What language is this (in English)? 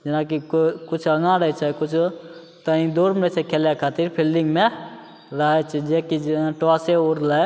Maithili